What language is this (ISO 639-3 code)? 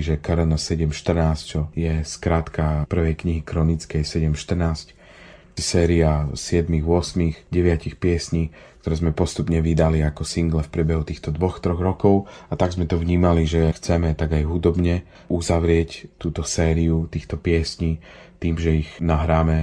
slk